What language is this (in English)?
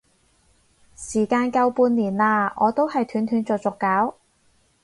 Cantonese